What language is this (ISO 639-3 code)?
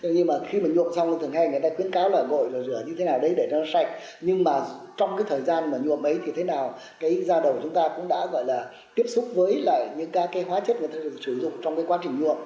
vie